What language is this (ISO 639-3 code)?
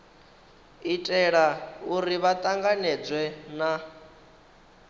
ven